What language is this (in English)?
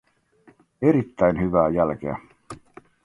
Finnish